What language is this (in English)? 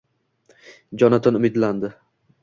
Uzbek